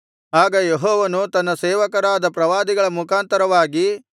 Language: Kannada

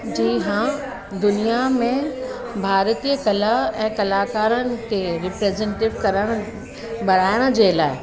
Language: Sindhi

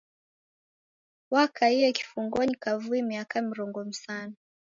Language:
Taita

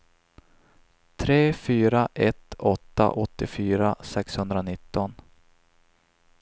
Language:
Swedish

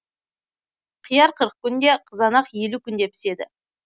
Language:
Kazakh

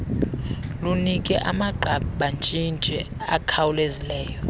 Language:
Xhosa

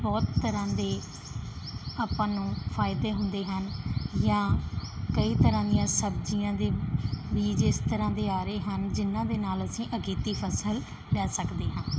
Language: Punjabi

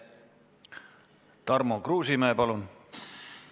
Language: Estonian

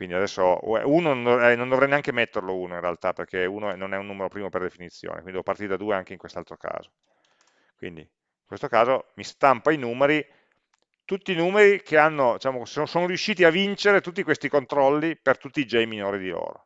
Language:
Italian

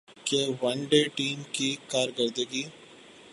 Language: Urdu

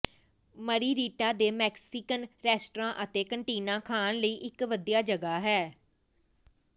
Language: Punjabi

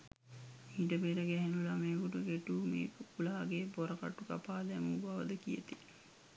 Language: Sinhala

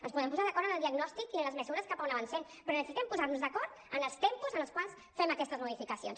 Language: Catalan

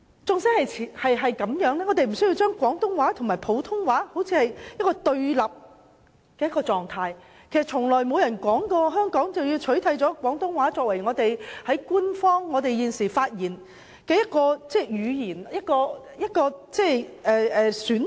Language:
Cantonese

